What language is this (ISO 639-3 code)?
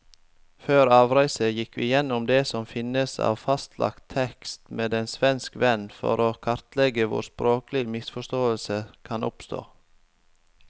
nor